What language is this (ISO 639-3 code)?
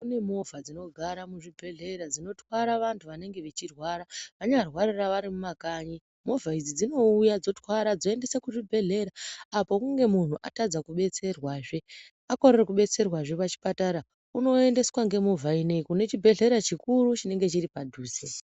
ndc